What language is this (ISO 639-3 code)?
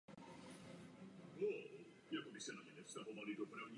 ces